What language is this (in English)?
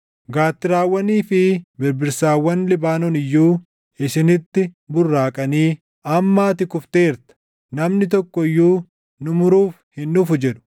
Oromo